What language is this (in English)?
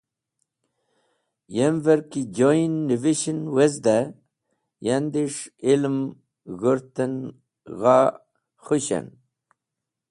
Wakhi